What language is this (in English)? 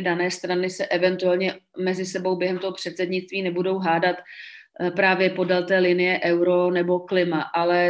Czech